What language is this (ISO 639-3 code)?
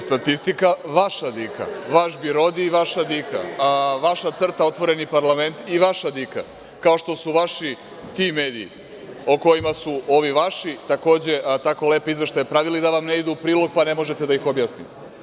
srp